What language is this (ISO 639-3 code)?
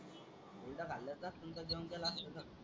mar